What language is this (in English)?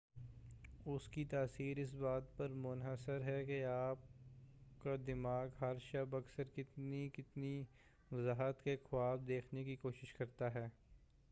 Urdu